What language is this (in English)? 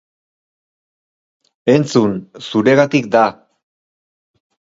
Basque